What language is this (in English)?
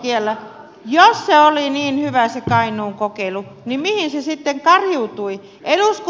Finnish